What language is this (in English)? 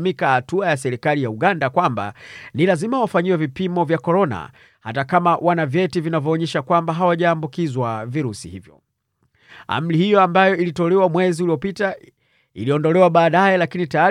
Swahili